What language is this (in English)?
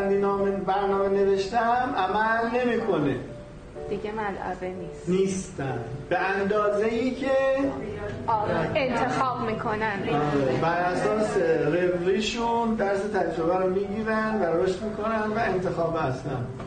Persian